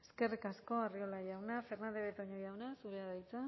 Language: Basque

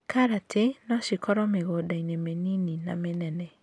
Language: Kikuyu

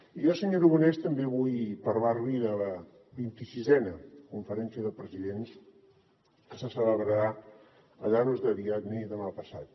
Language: Catalan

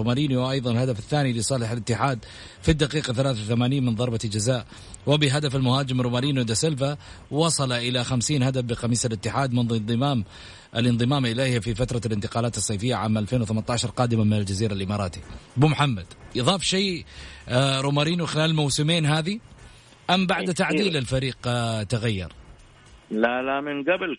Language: Arabic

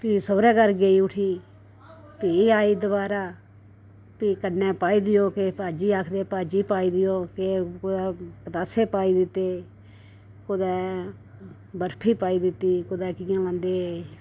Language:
Dogri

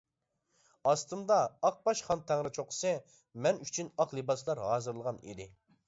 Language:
Uyghur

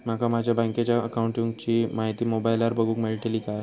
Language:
Marathi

